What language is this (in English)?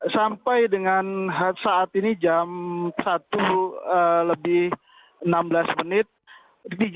Indonesian